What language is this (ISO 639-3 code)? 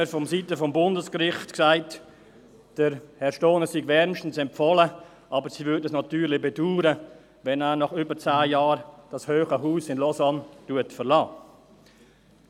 gsw